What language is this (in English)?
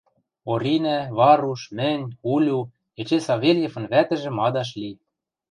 Western Mari